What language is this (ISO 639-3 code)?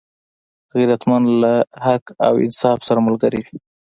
pus